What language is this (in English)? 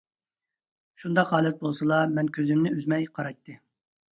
Uyghur